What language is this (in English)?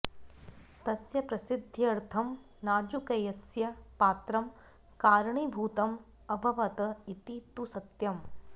Sanskrit